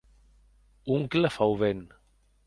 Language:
Occitan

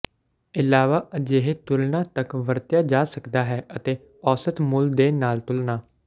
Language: Punjabi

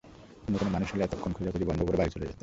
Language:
Bangla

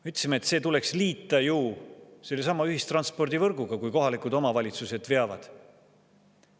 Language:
Estonian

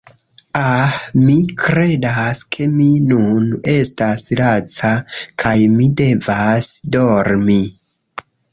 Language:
Esperanto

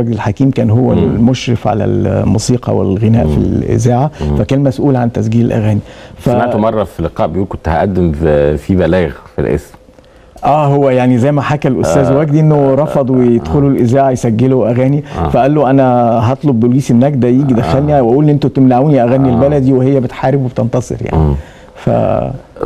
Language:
Arabic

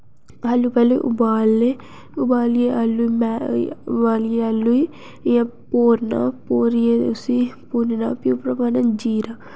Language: Dogri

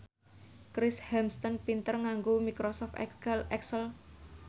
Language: Javanese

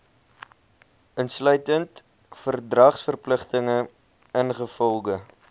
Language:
Afrikaans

